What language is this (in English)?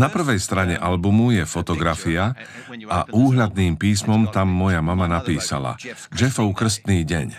Slovak